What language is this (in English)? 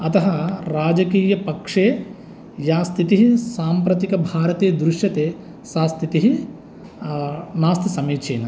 Sanskrit